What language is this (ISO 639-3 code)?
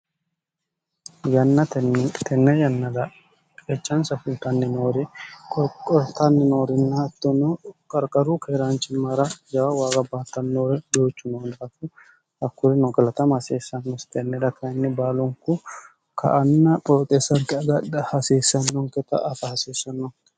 sid